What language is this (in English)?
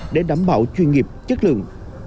Vietnamese